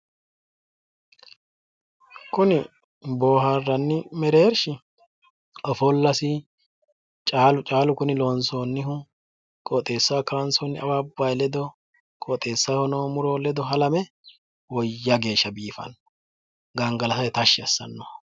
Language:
Sidamo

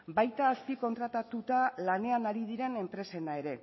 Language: Basque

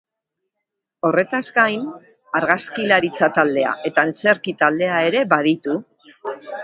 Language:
Basque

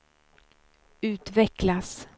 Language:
Swedish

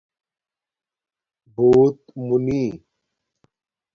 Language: Domaaki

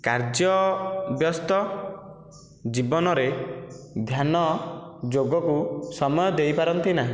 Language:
Odia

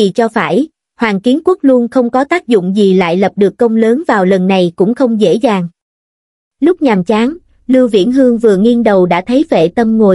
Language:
Vietnamese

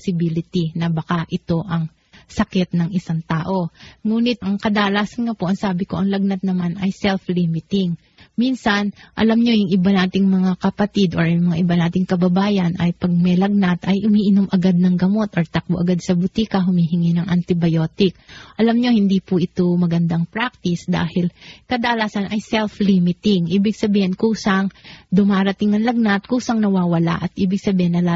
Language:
Filipino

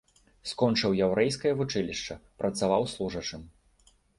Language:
Belarusian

